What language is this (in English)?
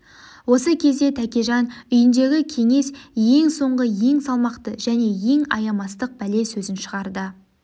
Kazakh